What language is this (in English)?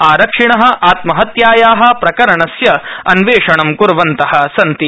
Sanskrit